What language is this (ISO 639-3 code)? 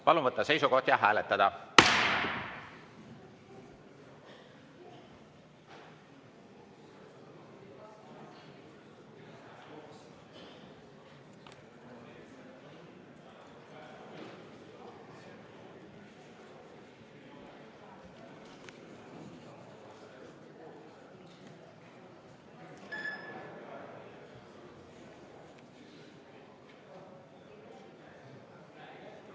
est